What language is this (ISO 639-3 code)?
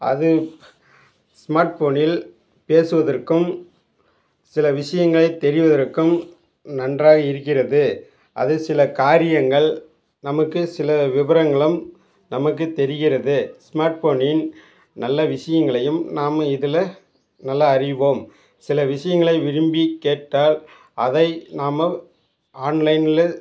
tam